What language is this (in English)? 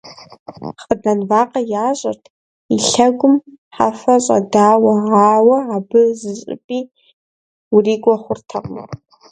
Kabardian